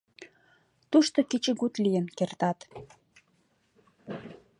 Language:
Mari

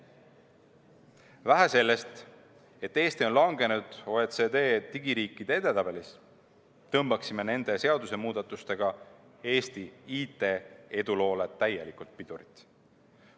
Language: Estonian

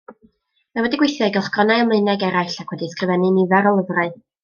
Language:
Welsh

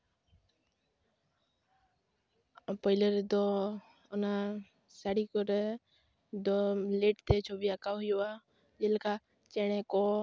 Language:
Santali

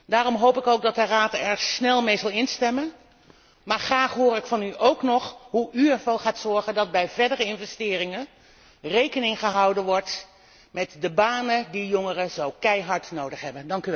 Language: Dutch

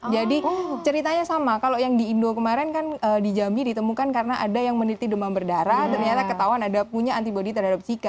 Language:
Indonesian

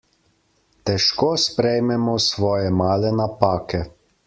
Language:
Slovenian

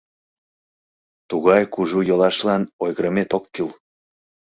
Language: Mari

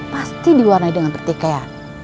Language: Indonesian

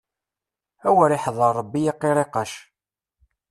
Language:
Kabyle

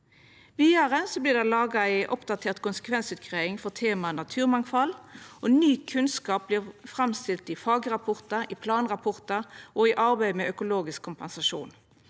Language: Norwegian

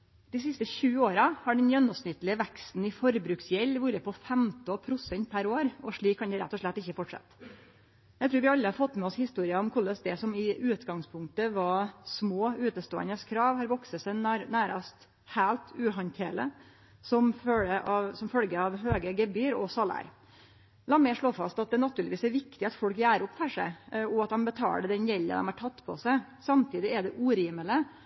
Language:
Norwegian Nynorsk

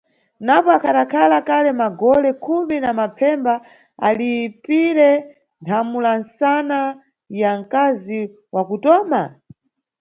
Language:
Nyungwe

